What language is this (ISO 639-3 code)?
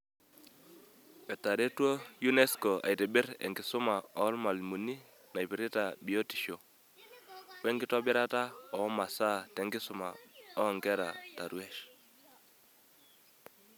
mas